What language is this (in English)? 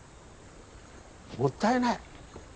Japanese